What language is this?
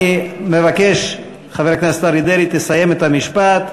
Hebrew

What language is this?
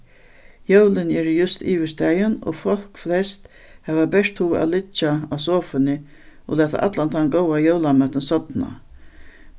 Faroese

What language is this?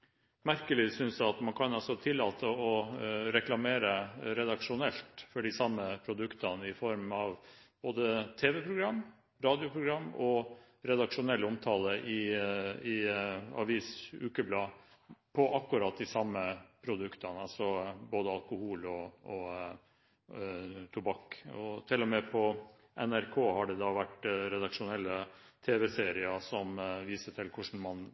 Norwegian Bokmål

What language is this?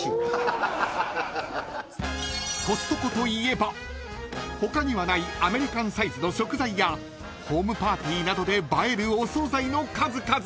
Japanese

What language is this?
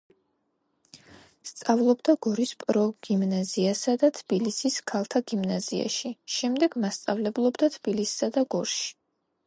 Georgian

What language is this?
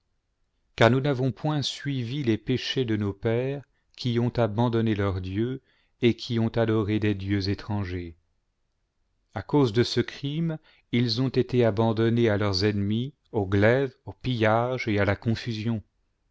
French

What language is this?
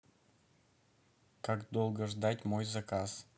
Russian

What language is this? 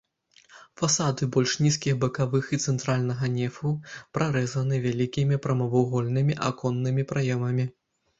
Belarusian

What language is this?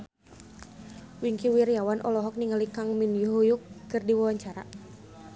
Sundanese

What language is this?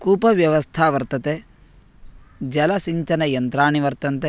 Sanskrit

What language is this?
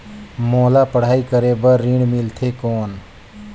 Chhattisgarhi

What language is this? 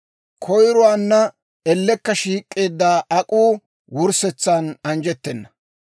Dawro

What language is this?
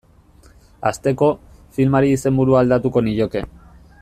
Basque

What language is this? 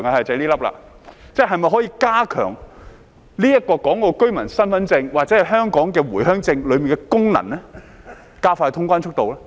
Cantonese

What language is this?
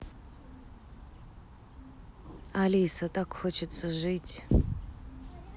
Russian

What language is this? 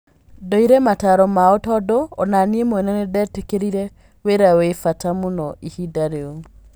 Kikuyu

